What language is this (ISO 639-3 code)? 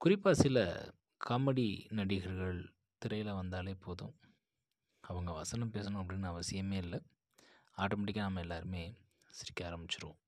tam